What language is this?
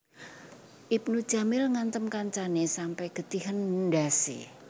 Javanese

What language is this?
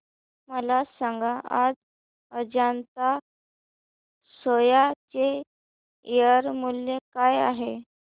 Marathi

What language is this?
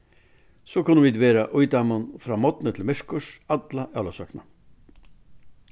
Faroese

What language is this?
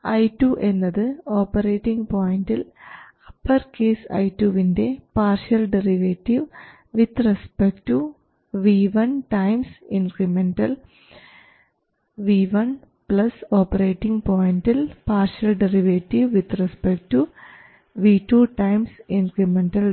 Malayalam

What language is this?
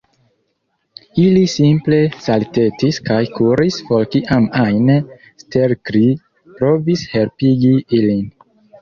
Esperanto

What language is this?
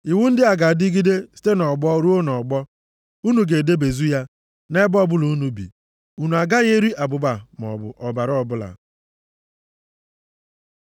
Igbo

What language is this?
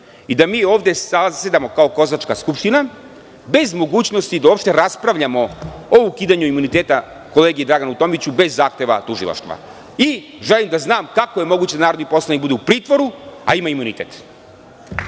Serbian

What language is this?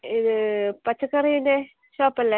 Malayalam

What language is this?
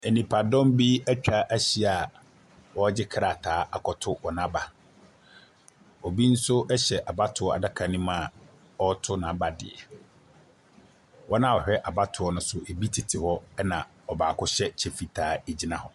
Akan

